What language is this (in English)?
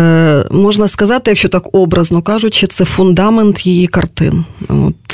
Ukrainian